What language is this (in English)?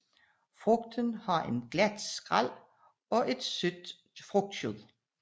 Danish